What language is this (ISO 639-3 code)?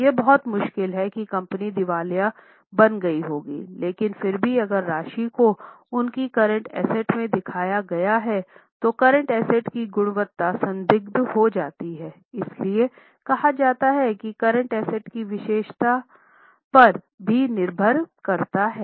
hin